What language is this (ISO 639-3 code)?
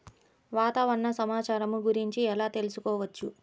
tel